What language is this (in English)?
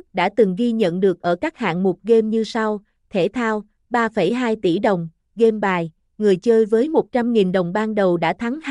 Vietnamese